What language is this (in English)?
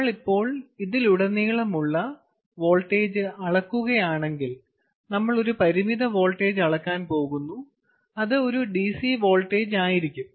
Malayalam